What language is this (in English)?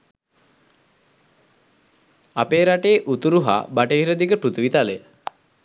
Sinhala